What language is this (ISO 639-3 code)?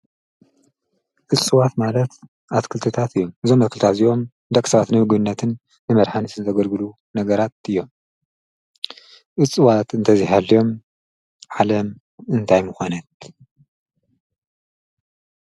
tir